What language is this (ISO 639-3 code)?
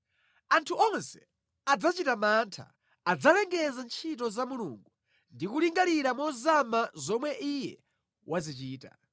nya